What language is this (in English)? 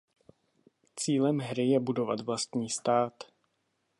Czech